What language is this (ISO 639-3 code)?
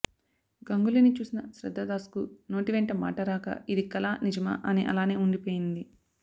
tel